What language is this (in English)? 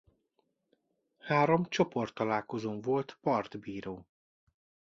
Hungarian